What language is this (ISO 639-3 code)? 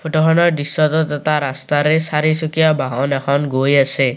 asm